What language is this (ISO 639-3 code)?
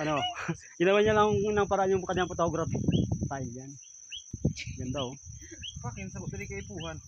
fil